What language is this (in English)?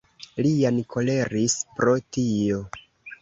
Esperanto